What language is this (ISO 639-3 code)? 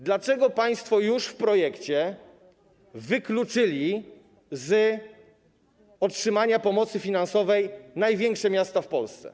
pol